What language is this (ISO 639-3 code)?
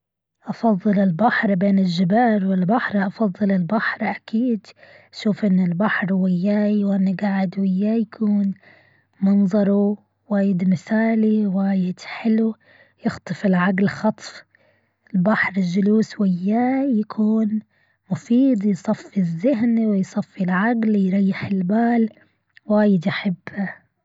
afb